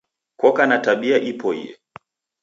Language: Taita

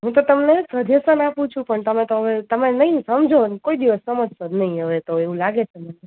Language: Gujarati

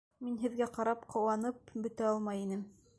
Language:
Bashkir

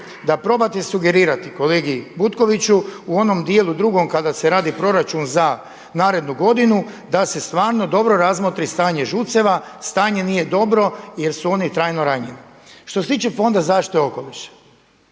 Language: Croatian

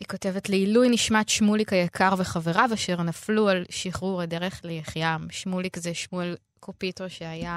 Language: Hebrew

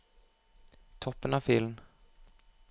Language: Norwegian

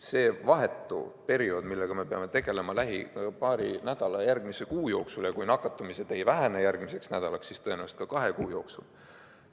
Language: Estonian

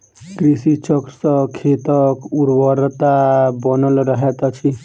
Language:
Maithili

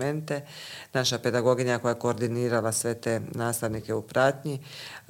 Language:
Croatian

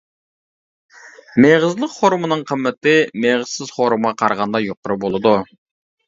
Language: Uyghur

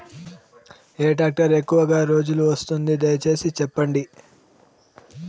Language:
Telugu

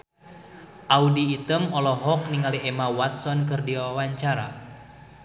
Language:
Sundanese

